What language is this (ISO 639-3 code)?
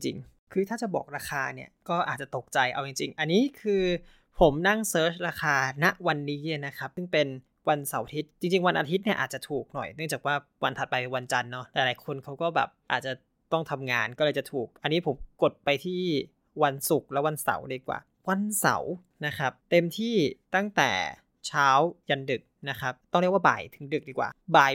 tha